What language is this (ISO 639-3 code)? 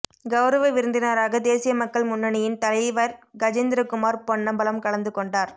tam